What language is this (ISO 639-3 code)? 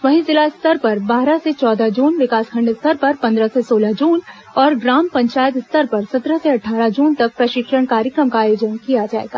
hin